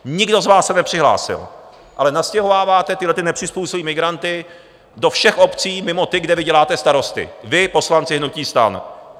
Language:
Czech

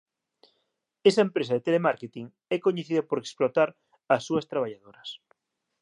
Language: Galician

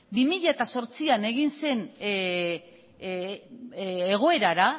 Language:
Basque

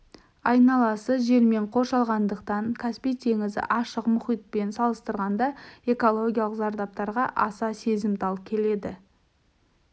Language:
Kazakh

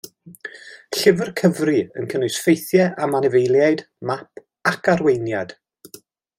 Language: Welsh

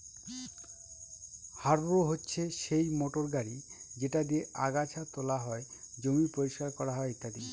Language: Bangla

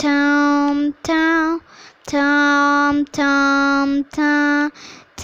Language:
French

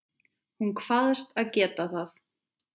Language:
Icelandic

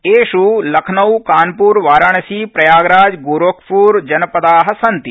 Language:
Sanskrit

